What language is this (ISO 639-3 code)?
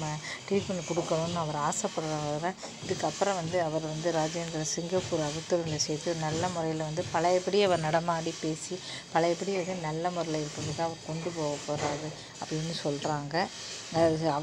tha